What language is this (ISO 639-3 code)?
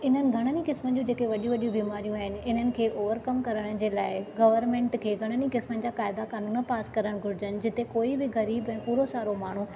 snd